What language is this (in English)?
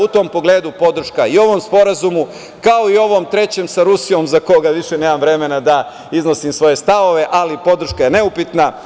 Serbian